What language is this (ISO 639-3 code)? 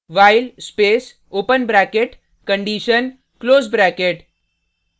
hin